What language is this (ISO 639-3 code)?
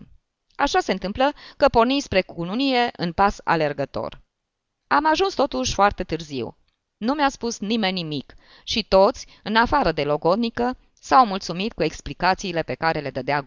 ron